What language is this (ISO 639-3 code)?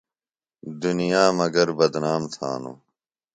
phl